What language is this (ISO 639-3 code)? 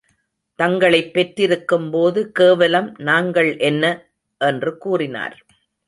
tam